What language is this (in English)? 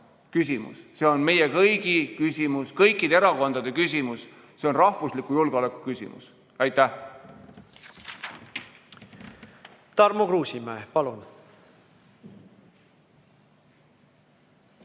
Estonian